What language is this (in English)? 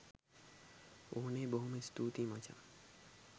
Sinhala